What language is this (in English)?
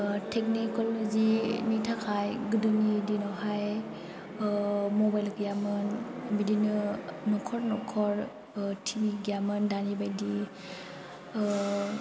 Bodo